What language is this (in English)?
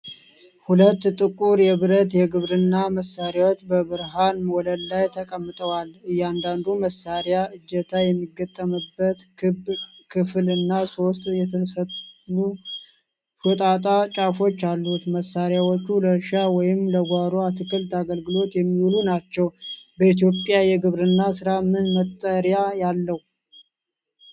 Amharic